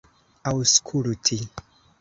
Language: Esperanto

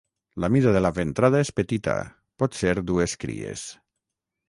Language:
Catalan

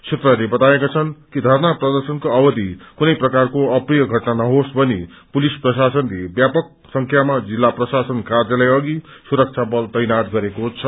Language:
Nepali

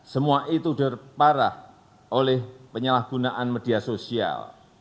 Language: Indonesian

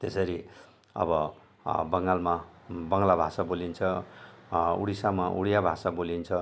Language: Nepali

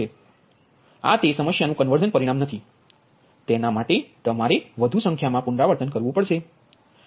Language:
Gujarati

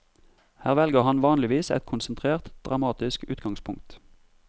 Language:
Norwegian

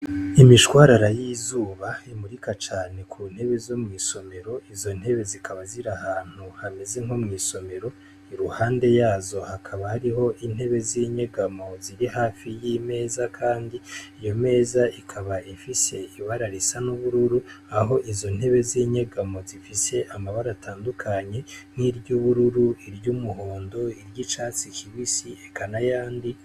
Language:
Rundi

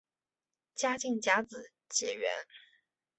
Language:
Chinese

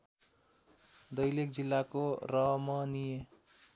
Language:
Nepali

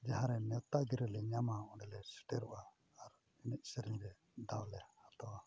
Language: Santali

